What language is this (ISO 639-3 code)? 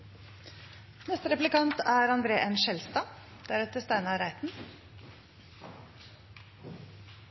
nob